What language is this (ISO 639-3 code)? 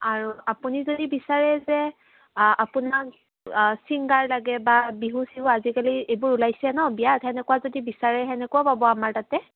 asm